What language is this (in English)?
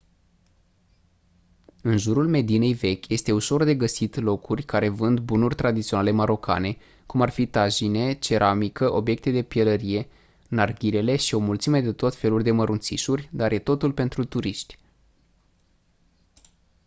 Romanian